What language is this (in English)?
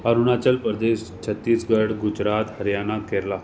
Sindhi